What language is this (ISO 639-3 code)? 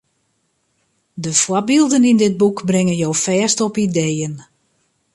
fry